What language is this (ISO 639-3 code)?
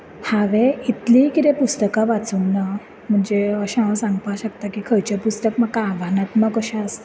kok